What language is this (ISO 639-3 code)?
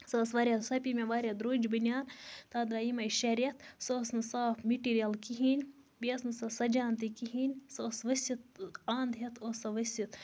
kas